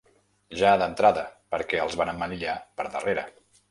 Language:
Catalan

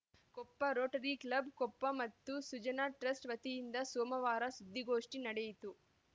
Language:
Kannada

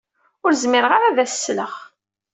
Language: Kabyle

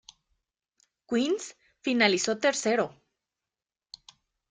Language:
Spanish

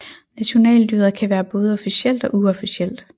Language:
Danish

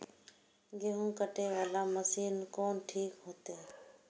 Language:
Maithili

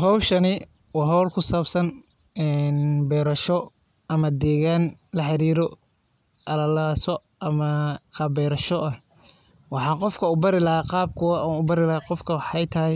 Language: Somali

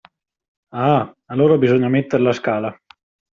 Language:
Italian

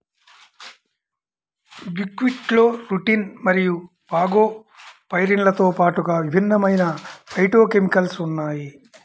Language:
Telugu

